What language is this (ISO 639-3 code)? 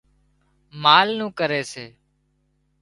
kxp